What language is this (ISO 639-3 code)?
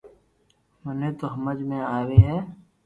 lrk